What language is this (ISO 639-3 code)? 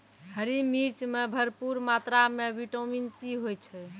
mai